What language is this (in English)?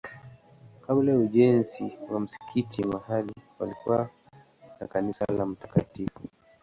Swahili